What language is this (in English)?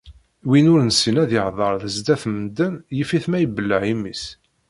Kabyle